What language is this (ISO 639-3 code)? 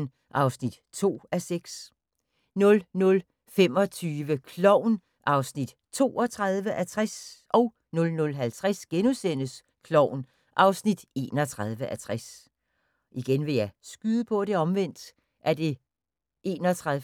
dan